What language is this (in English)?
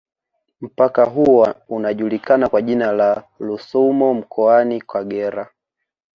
Swahili